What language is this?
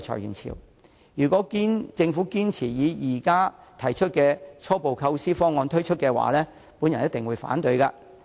Cantonese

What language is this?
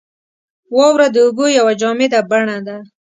Pashto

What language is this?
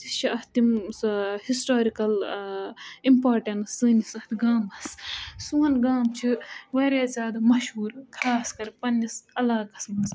Kashmiri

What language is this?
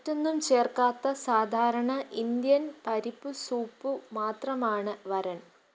Malayalam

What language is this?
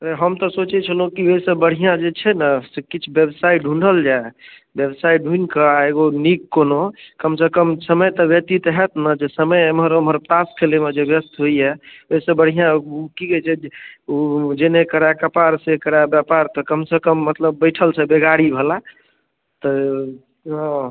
Maithili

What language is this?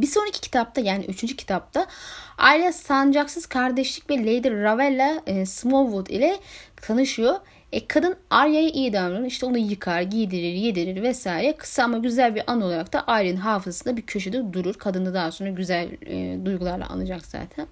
Turkish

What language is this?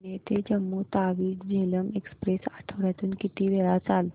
Marathi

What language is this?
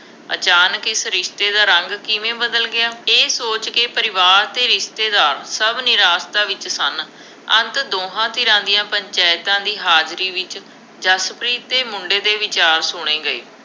Punjabi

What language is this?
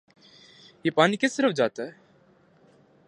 Urdu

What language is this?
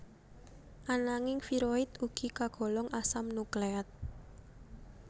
Javanese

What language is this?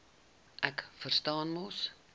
Afrikaans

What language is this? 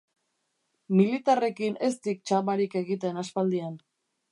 Basque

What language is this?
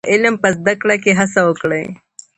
Pashto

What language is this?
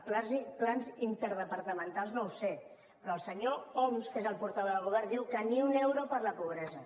Catalan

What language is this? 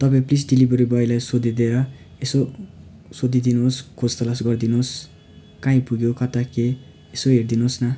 Nepali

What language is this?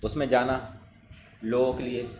Urdu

